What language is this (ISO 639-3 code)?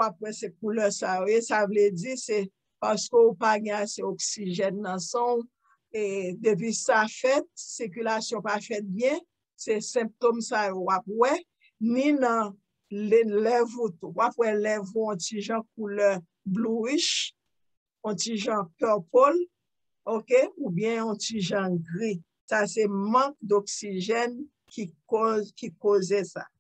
eng